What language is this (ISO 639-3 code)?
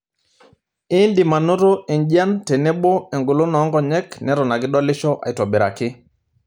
mas